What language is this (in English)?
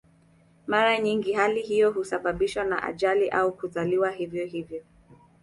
Swahili